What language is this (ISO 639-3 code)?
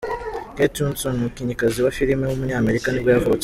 kin